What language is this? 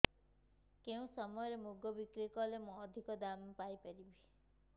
Odia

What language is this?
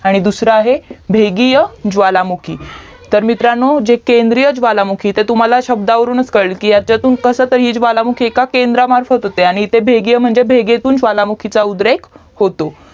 Marathi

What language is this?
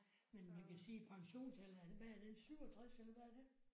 Danish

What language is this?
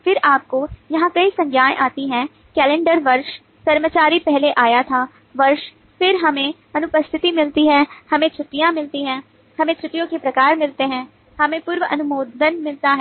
Hindi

